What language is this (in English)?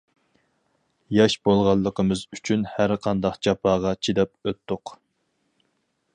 Uyghur